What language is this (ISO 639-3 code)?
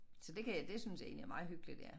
dan